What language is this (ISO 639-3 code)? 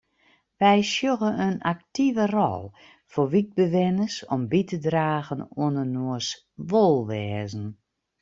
fry